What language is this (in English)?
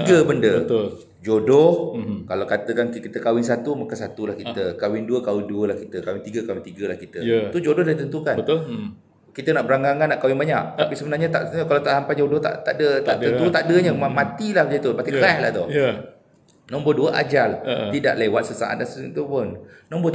Malay